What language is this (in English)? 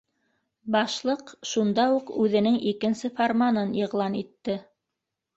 Bashkir